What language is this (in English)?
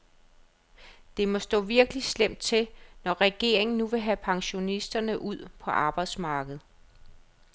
Danish